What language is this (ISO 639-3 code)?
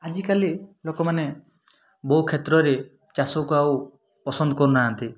ori